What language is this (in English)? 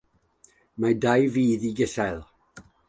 Welsh